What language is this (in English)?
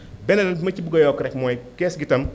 Wolof